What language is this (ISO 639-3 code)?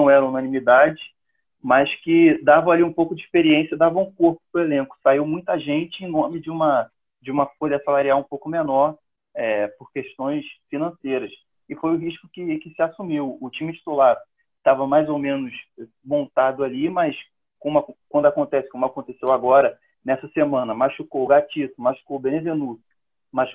por